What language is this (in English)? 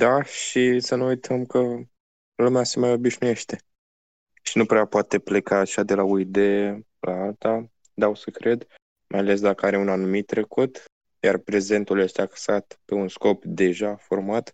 Romanian